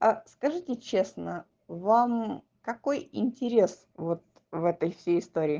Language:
Russian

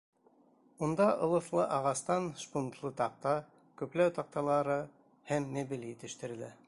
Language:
Bashkir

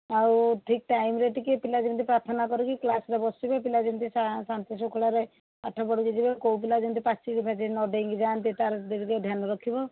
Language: Odia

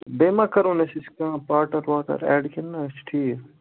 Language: Kashmiri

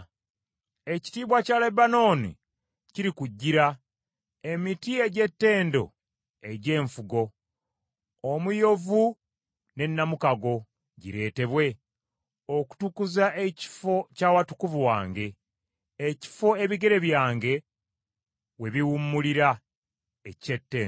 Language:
Ganda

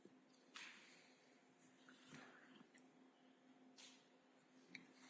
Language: English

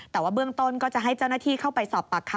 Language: Thai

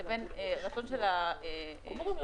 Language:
Hebrew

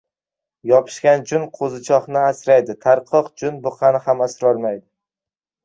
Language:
Uzbek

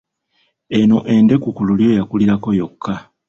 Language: Ganda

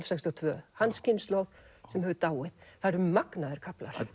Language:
Icelandic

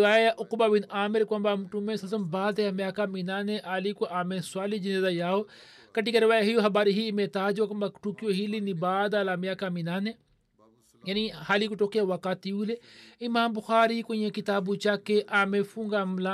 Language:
Swahili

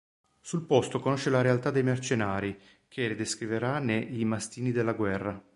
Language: Italian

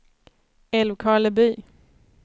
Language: Swedish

